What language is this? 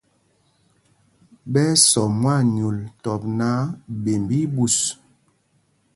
Mpumpong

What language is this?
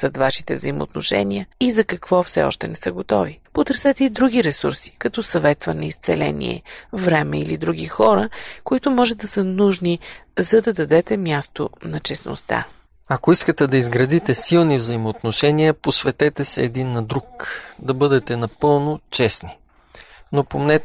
Bulgarian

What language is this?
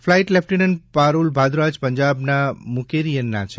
Gujarati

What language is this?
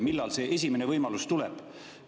Estonian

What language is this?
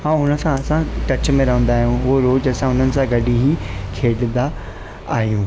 Sindhi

